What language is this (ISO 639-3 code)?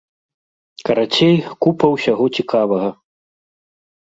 bel